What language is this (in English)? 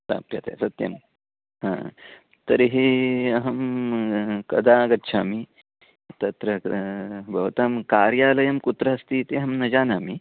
Sanskrit